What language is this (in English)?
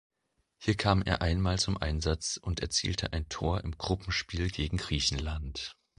German